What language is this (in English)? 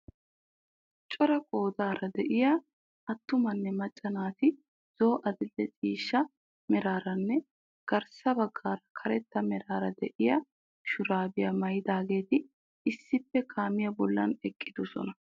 Wolaytta